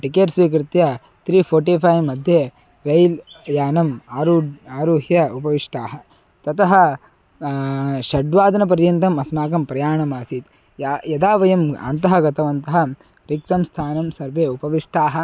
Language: Sanskrit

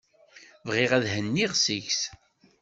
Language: Kabyle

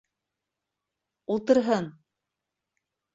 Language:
Bashkir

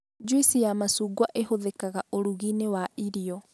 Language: Kikuyu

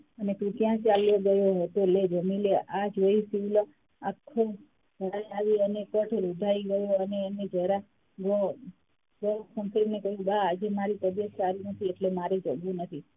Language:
Gujarati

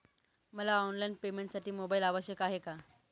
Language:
Marathi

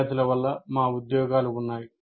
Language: Telugu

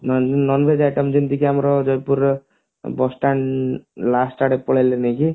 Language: Odia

